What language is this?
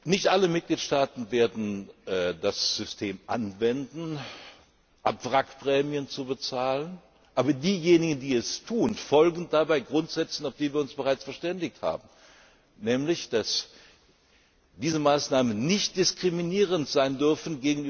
German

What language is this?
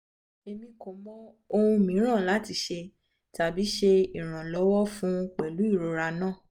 Yoruba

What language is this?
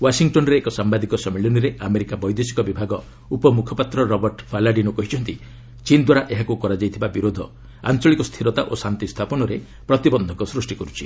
Odia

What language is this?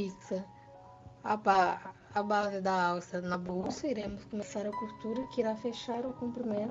Portuguese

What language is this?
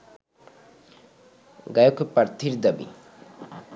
Bangla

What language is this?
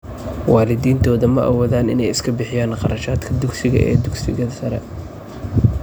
Somali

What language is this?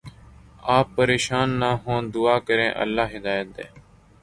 Urdu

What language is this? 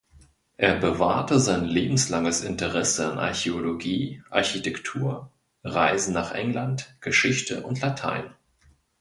German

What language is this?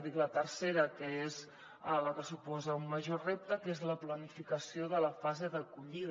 Catalan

